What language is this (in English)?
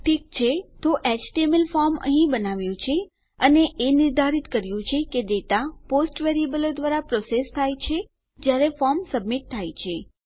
Gujarati